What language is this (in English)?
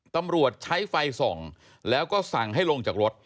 Thai